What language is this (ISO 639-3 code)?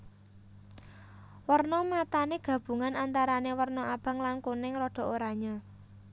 jav